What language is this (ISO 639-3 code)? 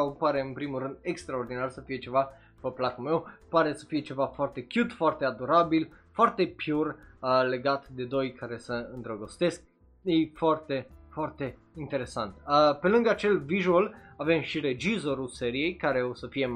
ron